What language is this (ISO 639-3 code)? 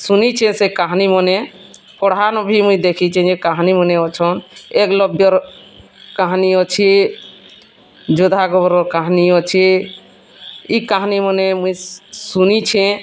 ori